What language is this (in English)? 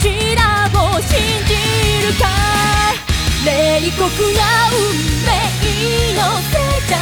Chinese